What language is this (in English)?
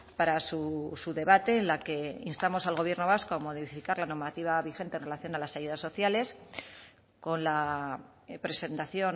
Spanish